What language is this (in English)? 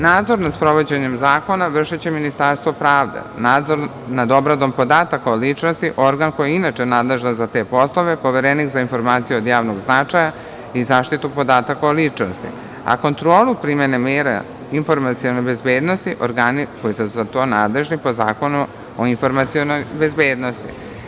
Serbian